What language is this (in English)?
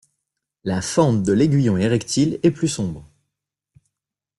French